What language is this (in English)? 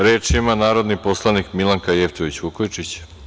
Serbian